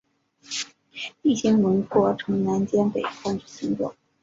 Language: Chinese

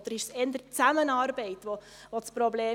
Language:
Swiss German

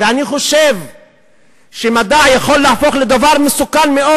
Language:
Hebrew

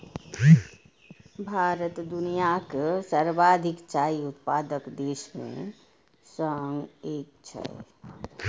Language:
Maithili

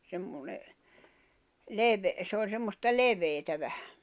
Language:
Finnish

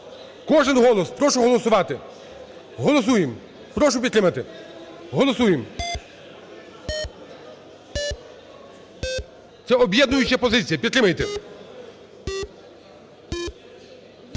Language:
Ukrainian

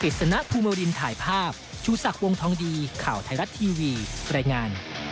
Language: Thai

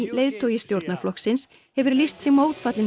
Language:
Icelandic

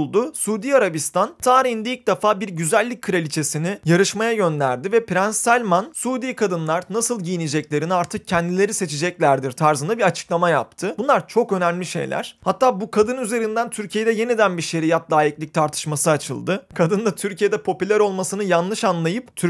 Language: Turkish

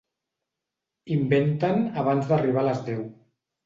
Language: Catalan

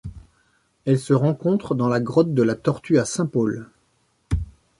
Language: French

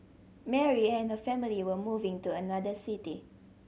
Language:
English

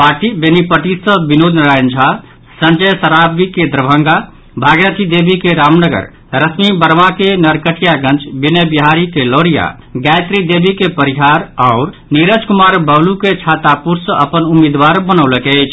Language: Maithili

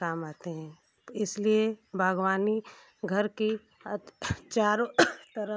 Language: Hindi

